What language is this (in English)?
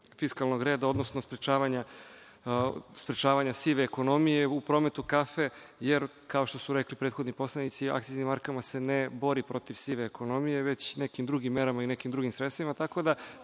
Serbian